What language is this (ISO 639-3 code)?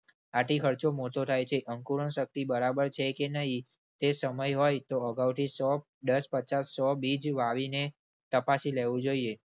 guj